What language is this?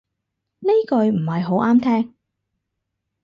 Cantonese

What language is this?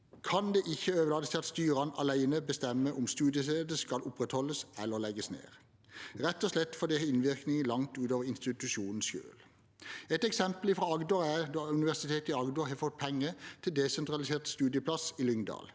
Norwegian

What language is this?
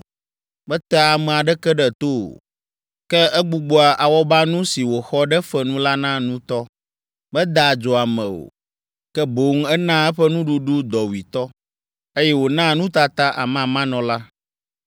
Ewe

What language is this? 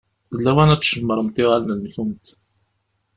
Kabyle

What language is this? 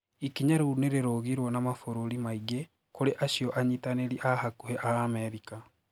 Kikuyu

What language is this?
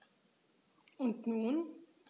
German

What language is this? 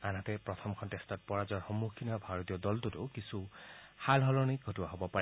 Assamese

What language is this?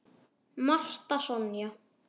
Icelandic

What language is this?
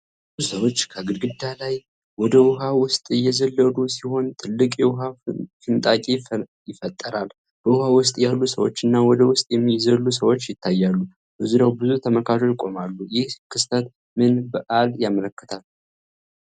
Amharic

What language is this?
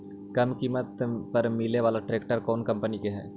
Magahi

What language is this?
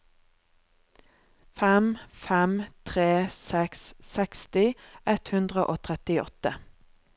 Norwegian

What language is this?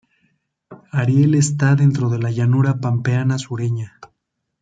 Spanish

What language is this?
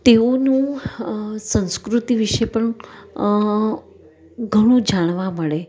Gujarati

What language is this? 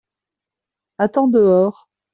French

